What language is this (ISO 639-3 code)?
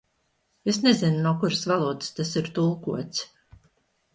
lav